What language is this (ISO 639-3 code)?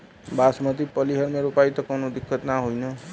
bho